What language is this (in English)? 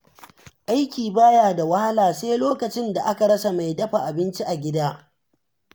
Hausa